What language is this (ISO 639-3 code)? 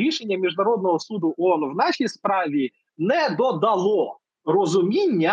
ukr